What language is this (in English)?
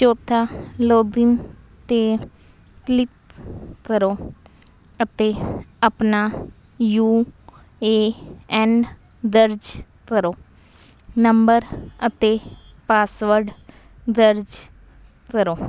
Punjabi